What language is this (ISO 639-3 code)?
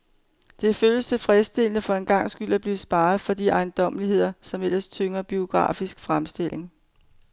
dan